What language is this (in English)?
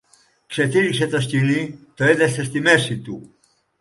Greek